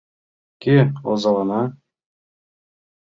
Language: Mari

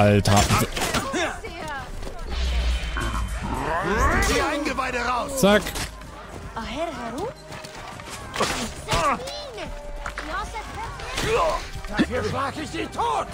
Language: German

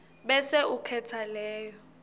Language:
Swati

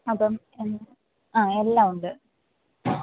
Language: Malayalam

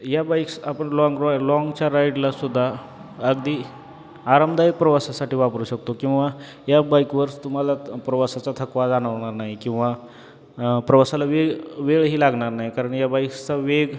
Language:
Marathi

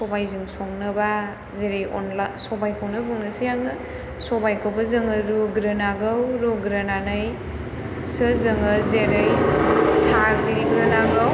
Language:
Bodo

